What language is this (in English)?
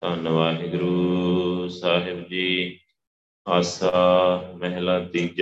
Punjabi